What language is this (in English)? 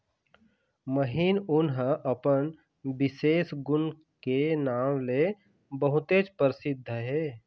Chhattisgarhi